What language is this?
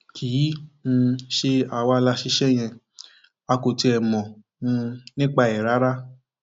Yoruba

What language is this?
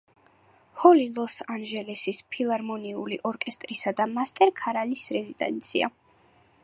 Georgian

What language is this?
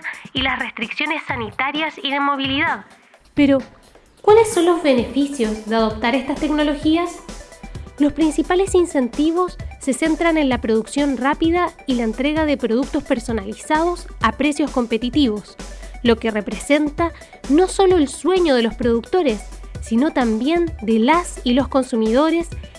Spanish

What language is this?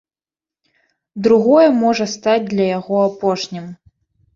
Belarusian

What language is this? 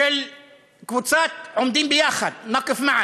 Hebrew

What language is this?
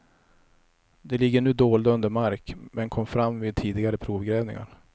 Swedish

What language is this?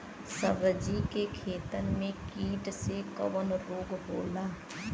Bhojpuri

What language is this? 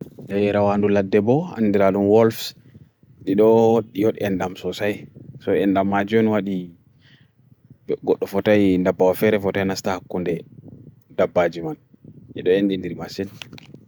Bagirmi Fulfulde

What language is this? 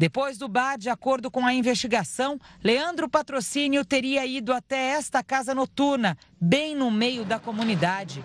Portuguese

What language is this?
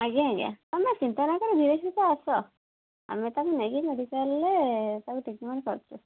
Odia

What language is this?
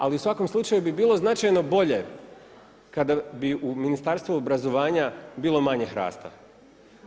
Croatian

